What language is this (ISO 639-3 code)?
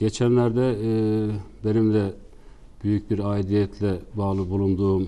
tur